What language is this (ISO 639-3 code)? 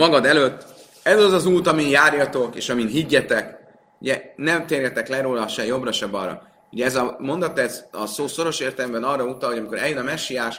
hun